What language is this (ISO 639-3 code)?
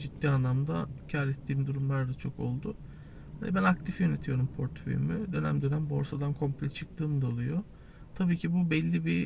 tur